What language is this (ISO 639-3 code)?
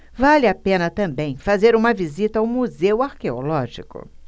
por